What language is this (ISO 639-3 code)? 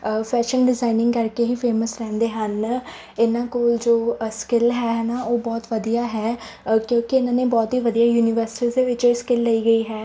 pan